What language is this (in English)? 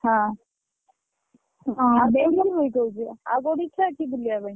Odia